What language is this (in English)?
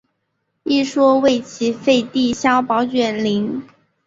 Chinese